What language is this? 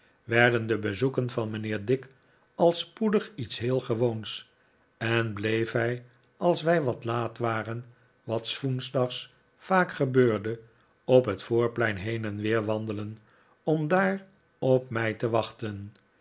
Dutch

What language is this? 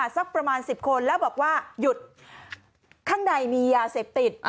Thai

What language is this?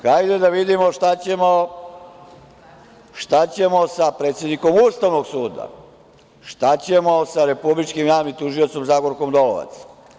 Serbian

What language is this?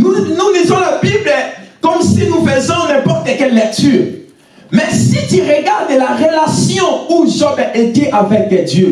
French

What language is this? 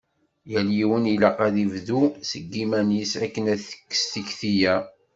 Kabyle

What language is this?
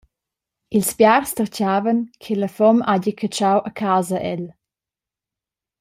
Romansh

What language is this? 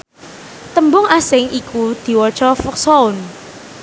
Javanese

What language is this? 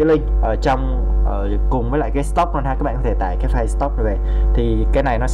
Vietnamese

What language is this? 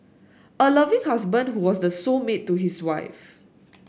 English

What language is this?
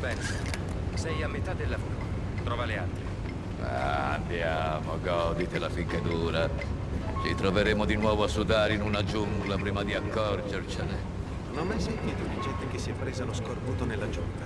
Italian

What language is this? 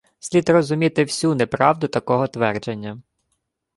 Ukrainian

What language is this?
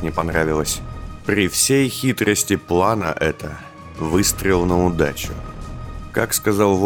Russian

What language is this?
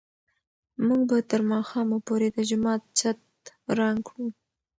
Pashto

